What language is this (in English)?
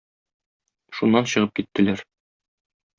Tatar